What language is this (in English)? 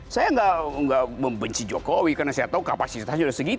Indonesian